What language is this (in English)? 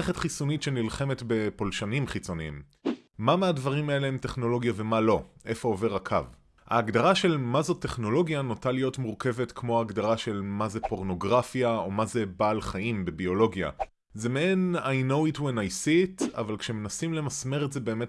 Hebrew